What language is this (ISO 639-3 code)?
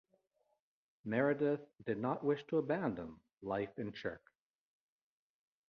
eng